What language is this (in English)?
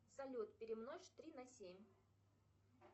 Russian